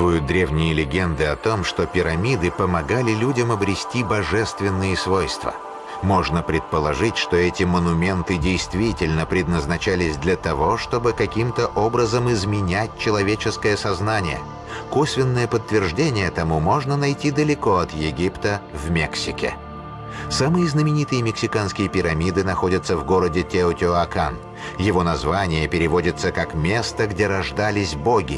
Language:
Russian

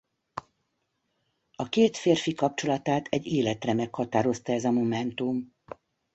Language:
Hungarian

